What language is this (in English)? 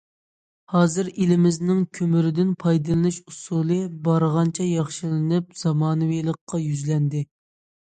Uyghur